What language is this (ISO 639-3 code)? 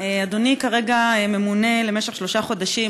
heb